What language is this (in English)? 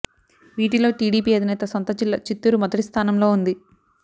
Telugu